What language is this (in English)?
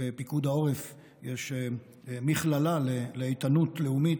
Hebrew